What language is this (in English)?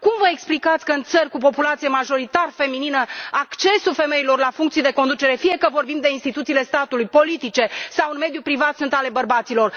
Romanian